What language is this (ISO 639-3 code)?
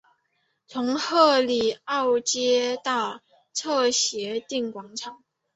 zho